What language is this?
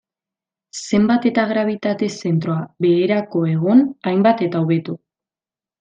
Basque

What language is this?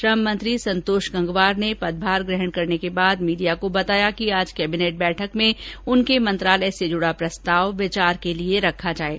Hindi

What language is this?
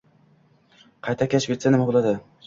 Uzbek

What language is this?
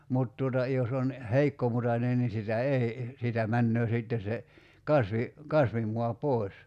Finnish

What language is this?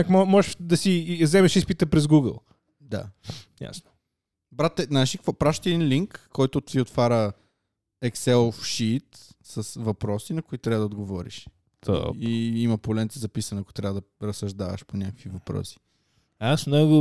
Bulgarian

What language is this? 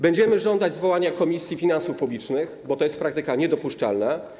Polish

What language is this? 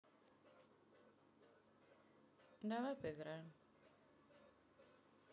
Russian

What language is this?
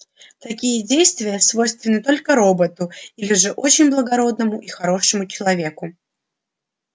Russian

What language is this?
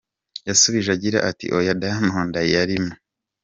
Kinyarwanda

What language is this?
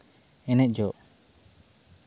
Santali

